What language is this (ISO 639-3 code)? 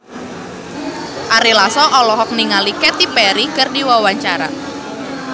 sun